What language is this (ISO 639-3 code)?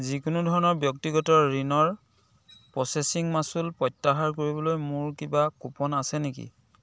asm